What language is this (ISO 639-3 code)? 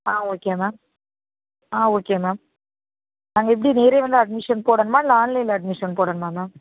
tam